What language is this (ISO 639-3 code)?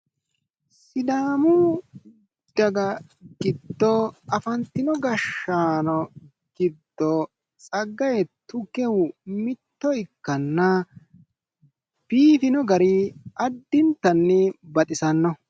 sid